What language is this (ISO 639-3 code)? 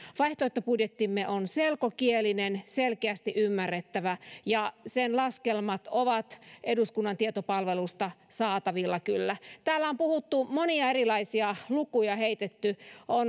fin